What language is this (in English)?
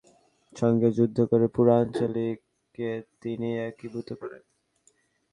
Bangla